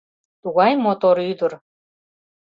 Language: Mari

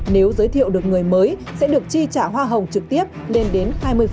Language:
Vietnamese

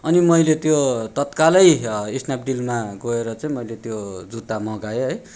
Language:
Nepali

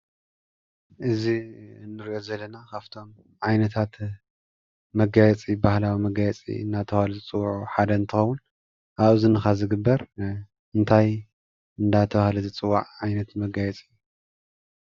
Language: Tigrinya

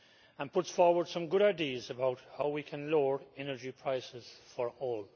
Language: English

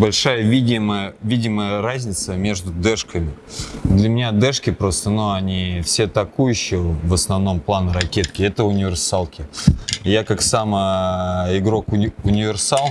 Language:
Russian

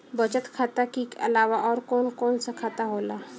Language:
Bhojpuri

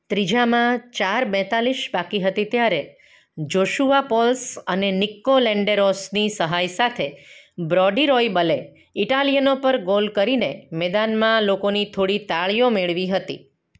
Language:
Gujarati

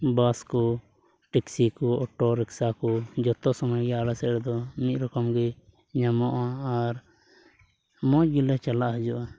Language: Santali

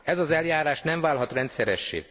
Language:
Hungarian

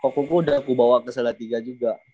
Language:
Indonesian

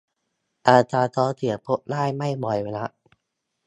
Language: Thai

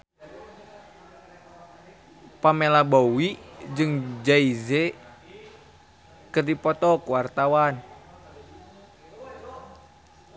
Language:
Sundanese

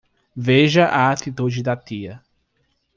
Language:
Portuguese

